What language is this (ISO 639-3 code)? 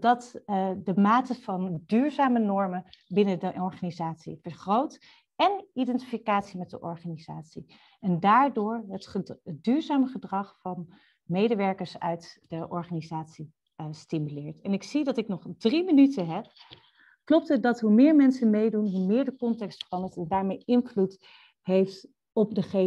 nld